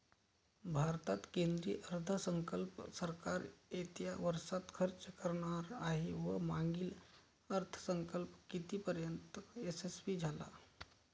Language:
Marathi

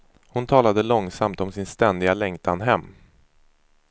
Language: Swedish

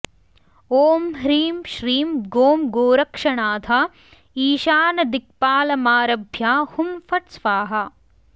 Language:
Sanskrit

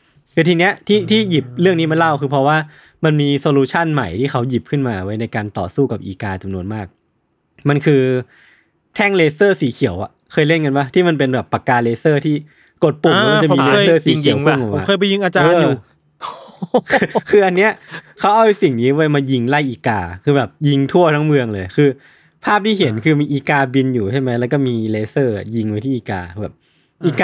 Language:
Thai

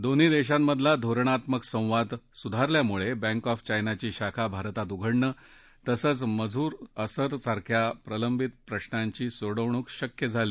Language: Marathi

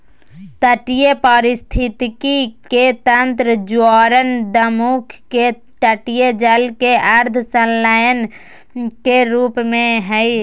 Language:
Magahi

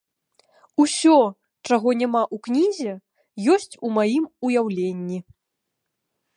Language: Belarusian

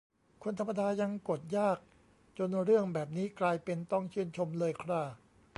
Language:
Thai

